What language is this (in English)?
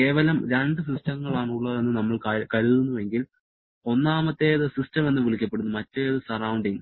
Malayalam